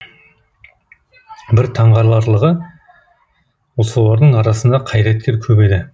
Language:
Kazakh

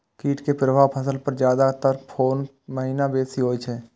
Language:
Maithili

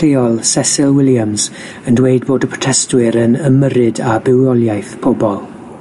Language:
Welsh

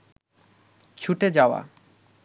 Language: Bangla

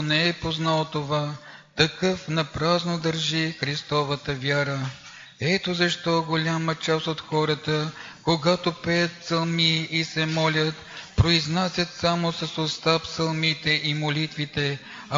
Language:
Bulgarian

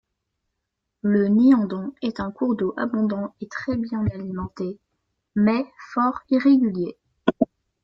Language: French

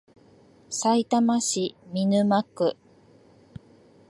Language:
Japanese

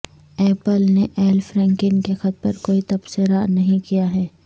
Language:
Urdu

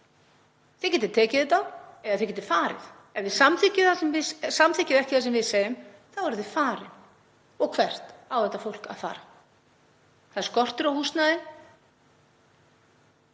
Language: Icelandic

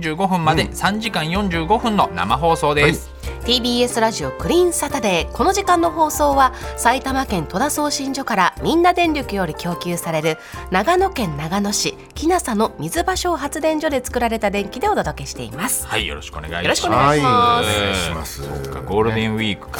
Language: Japanese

